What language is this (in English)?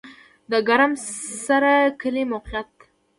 Pashto